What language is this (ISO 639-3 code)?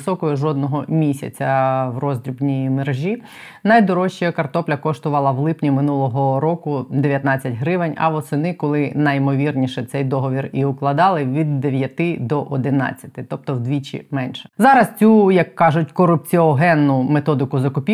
ukr